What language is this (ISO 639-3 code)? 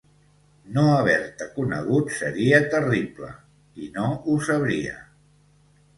cat